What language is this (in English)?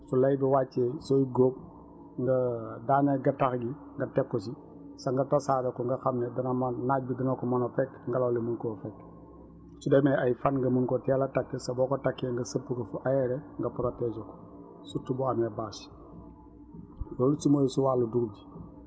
Wolof